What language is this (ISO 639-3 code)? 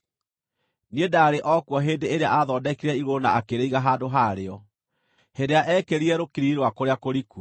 kik